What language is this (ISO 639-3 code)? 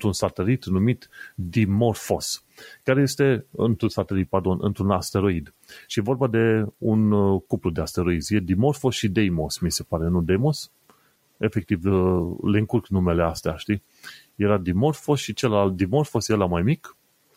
ron